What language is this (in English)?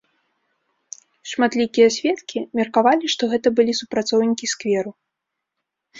Belarusian